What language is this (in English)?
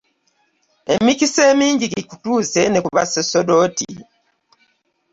Ganda